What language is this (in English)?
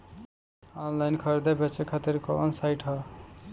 Bhojpuri